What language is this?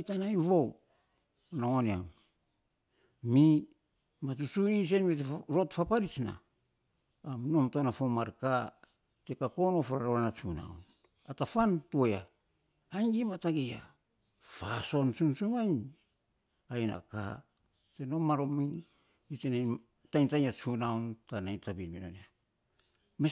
Saposa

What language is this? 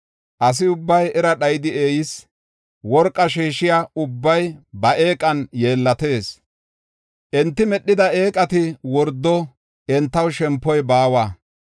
Gofa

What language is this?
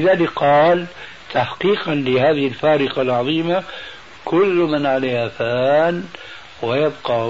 Arabic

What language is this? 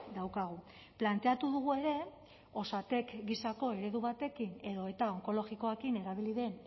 Basque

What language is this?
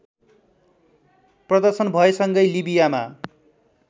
Nepali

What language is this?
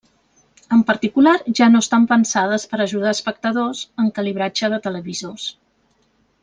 Catalan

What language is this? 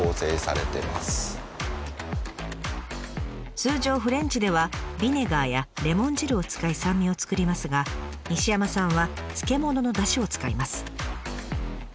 Japanese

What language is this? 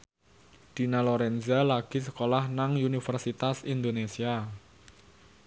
Javanese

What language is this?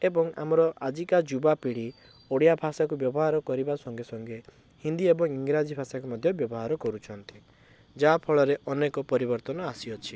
Odia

